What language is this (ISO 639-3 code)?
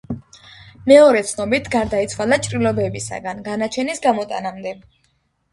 kat